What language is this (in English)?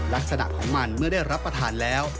Thai